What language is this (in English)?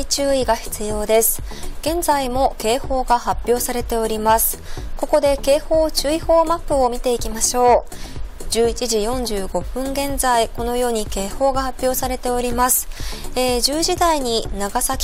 Japanese